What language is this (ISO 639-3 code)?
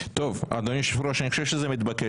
heb